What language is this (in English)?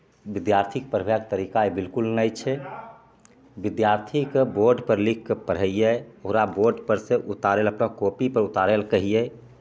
Maithili